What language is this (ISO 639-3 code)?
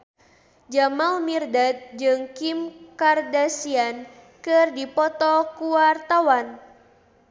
sun